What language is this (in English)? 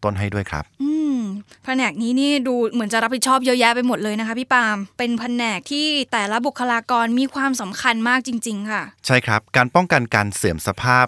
Thai